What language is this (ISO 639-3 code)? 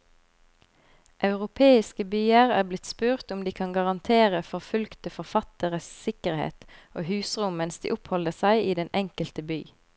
nor